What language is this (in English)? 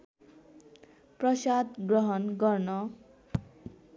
Nepali